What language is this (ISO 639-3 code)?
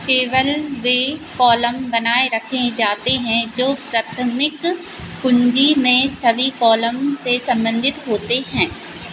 hin